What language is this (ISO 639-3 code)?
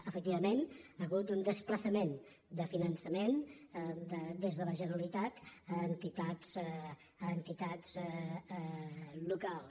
cat